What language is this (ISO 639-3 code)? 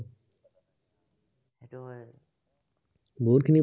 asm